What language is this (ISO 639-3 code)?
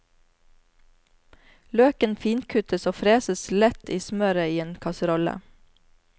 nor